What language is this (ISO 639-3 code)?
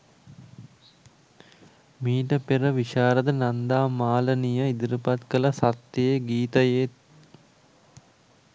sin